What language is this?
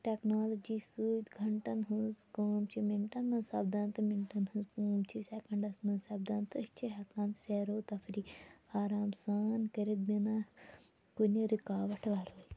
Kashmiri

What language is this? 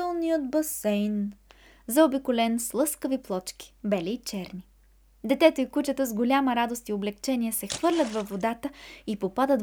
Bulgarian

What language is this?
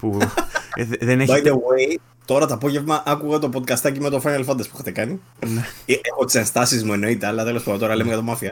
Greek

